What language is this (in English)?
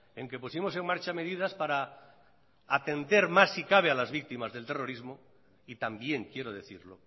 Spanish